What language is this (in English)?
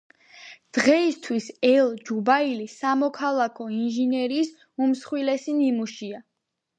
Georgian